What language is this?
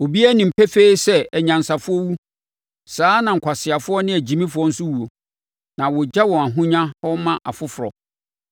Akan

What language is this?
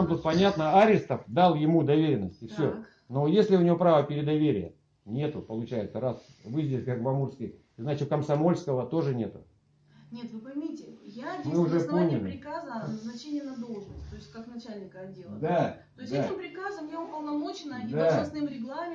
Russian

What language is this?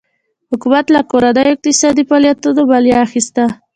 Pashto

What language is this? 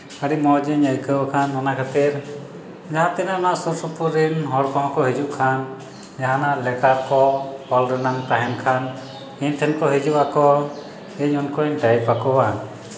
Santali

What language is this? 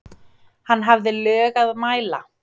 Icelandic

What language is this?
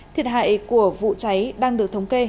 Vietnamese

